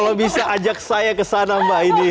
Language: Indonesian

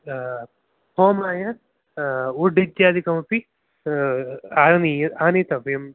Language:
Sanskrit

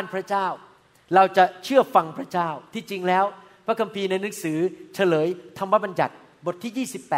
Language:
Thai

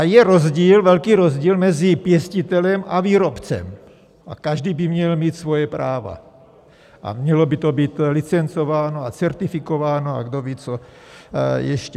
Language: Czech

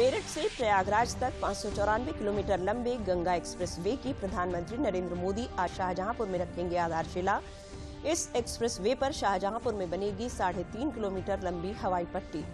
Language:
Hindi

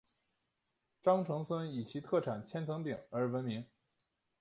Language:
Chinese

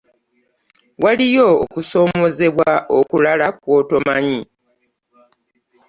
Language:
Ganda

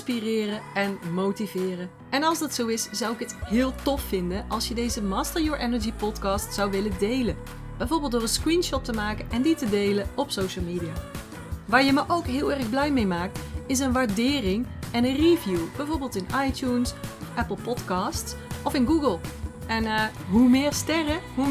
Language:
Dutch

